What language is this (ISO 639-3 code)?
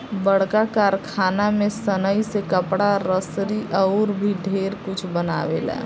bho